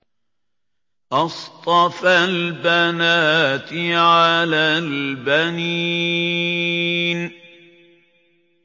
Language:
Arabic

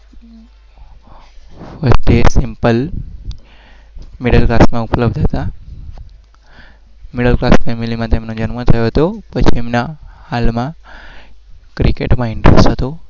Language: Gujarati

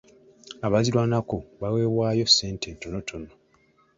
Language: Ganda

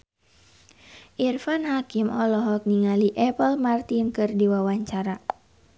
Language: Sundanese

